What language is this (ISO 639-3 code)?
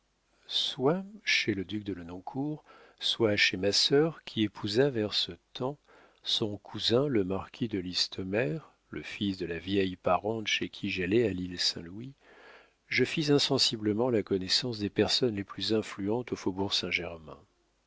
fra